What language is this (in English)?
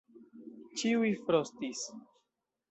Esperanto